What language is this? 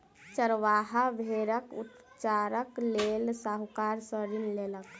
Maithili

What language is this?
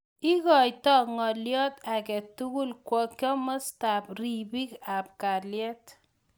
Kalenjin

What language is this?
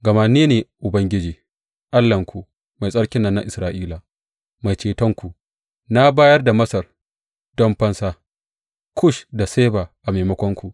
Hausa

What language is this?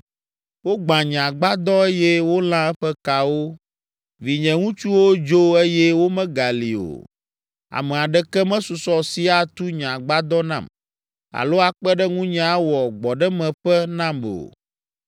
Ewe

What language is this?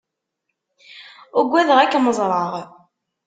Kabyle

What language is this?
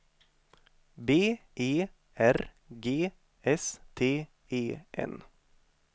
Swedish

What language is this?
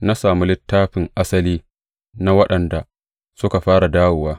Hausa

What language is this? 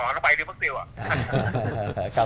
Vietnamese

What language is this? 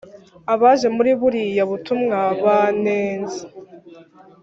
Kinyarwanda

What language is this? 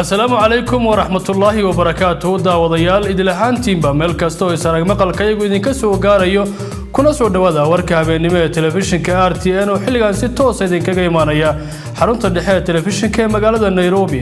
Arabic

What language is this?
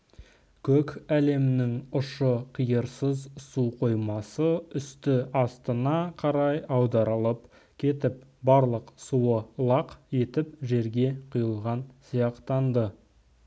Kazakh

